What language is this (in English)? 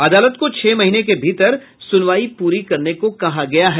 Hindi